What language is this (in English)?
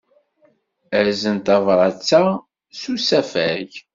Kabyle